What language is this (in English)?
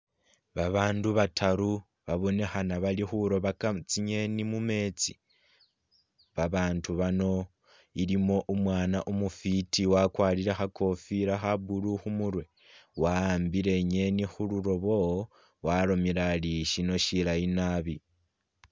Masaaba